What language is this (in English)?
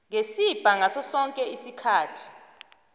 South Ndebele